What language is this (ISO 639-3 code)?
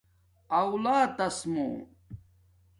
dmk